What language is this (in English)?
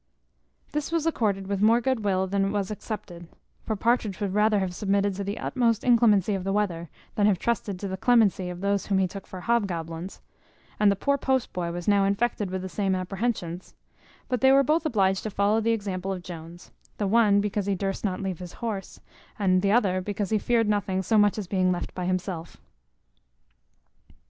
English